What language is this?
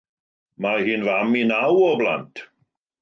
Welsh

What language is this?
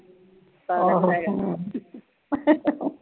Punjabi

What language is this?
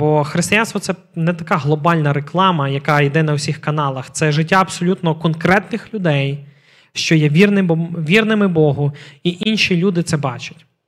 Ukrainian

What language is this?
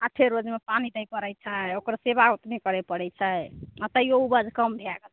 Maithili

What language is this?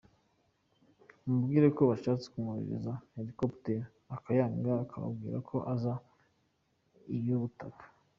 Kinyarwanda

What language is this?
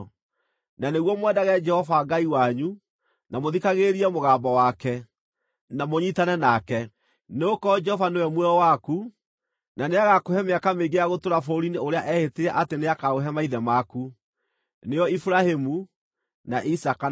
Kikuyu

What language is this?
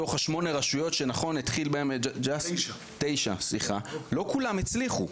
Hebrew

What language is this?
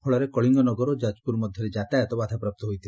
Odia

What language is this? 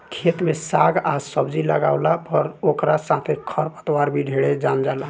Bhojpuri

